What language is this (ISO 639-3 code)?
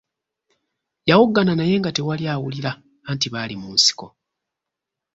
lug